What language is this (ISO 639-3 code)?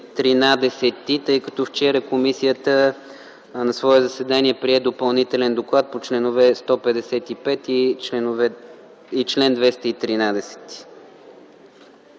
bul